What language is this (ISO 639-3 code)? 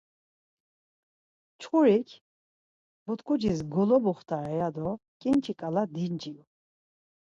lzz